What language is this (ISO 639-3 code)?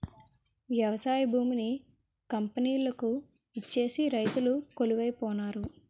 tel